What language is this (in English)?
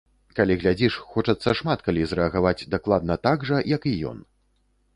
Belarusian